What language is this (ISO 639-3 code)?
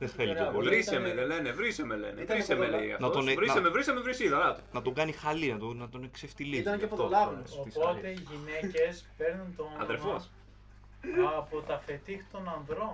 ell